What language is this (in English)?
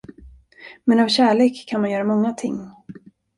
Swedish